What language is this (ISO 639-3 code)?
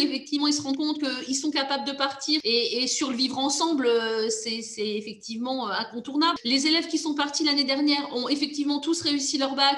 fra